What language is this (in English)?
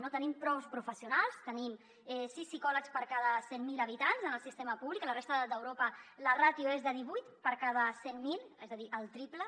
Catalan